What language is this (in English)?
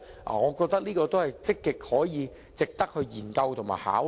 Cantonese